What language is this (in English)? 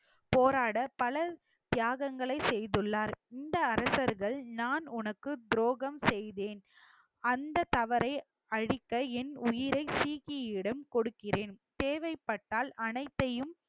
Tamil